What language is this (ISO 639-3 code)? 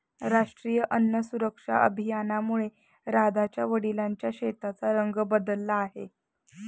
mar